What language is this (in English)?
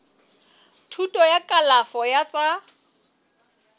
Southern Sotho